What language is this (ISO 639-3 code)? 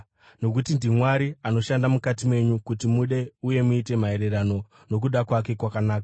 sna